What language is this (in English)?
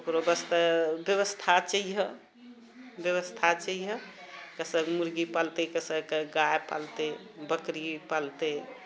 Maithili